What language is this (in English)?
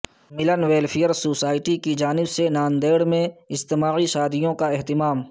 Urdu